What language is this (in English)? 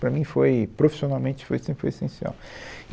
Portuguese